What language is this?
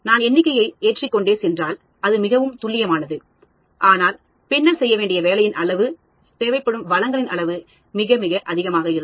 Tamil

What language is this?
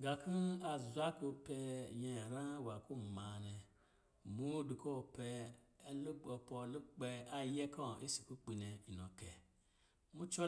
Lijili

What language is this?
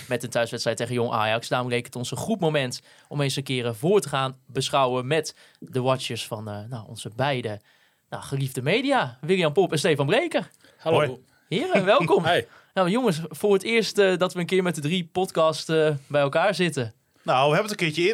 Dutch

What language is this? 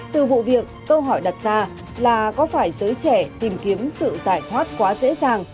Vietnamese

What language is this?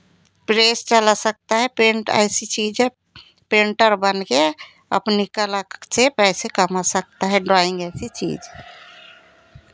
Hindi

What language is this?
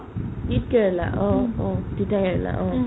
Assamese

